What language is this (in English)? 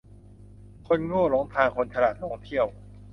Thai